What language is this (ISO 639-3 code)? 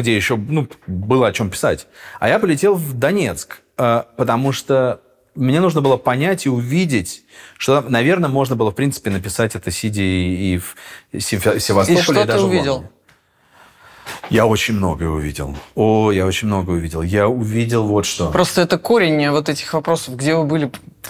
rus